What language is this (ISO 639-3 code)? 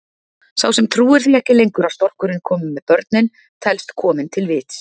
isl